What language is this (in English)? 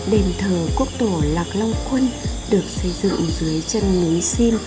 Vietnamese